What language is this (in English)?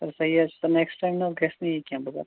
Kashmiri